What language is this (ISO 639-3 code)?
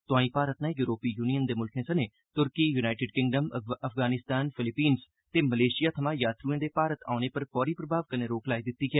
doi